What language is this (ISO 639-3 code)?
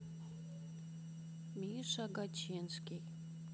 rus